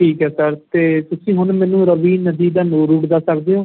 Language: Punjabi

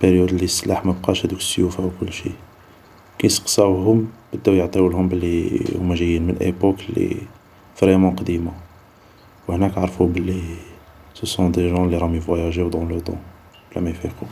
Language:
Algerian Arabic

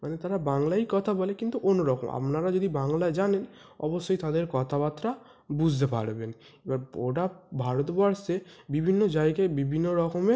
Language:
Bangla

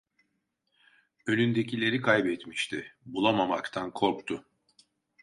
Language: Turkish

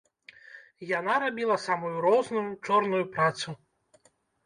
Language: Belarusian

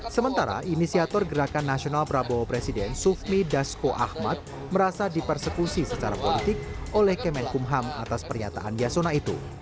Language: Indonesian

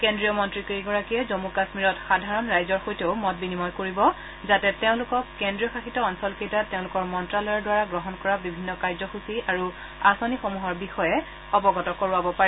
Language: Assamese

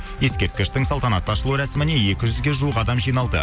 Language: Kazakh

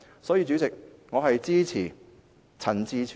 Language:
Cantonese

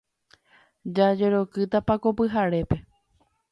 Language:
Guarani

